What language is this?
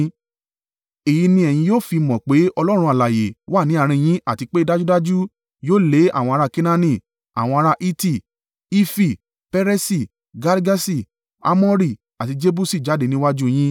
Yoruba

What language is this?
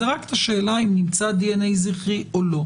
Hebrew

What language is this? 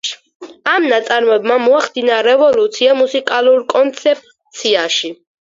Georgian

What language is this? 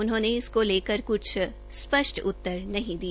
Hindi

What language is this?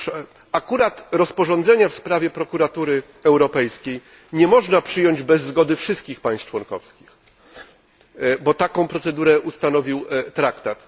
Polish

